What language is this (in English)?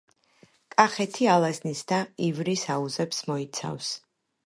Georgian